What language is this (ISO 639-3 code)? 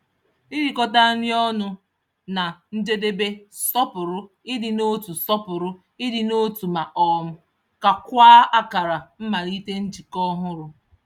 ibo